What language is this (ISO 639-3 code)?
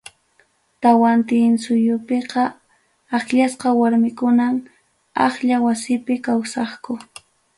quy